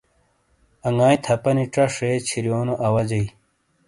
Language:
Shina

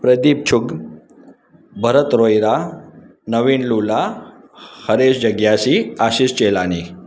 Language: Sindhi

